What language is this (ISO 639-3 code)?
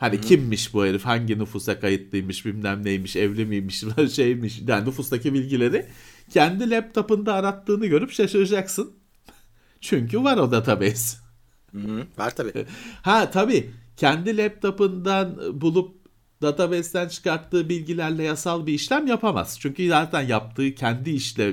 tur